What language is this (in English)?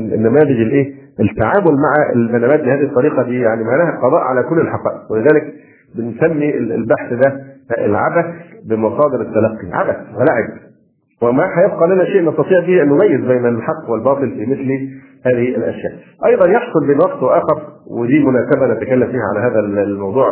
Arabic